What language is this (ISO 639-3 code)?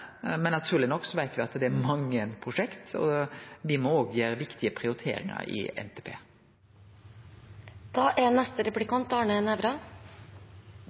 nno